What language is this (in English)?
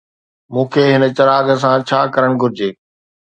Sindhi